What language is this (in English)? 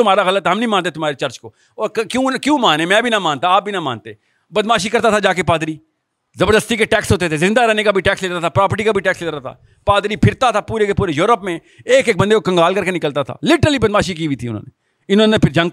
Urdu